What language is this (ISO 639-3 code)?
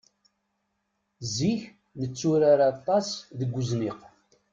kab